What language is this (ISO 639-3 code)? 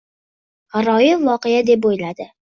uzb